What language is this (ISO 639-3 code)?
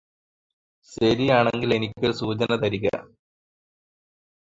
mal